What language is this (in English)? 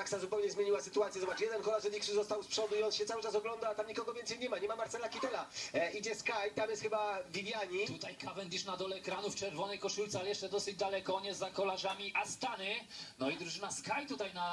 Polish